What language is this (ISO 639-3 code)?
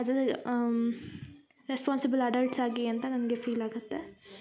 kan